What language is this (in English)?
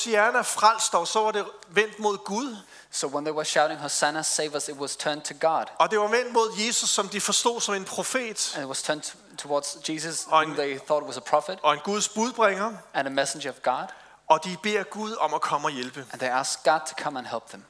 Danish